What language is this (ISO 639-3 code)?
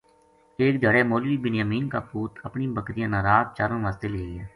gju